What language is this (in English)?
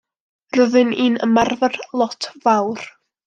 Welsh